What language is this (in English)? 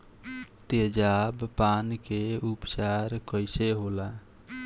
Bhojpuri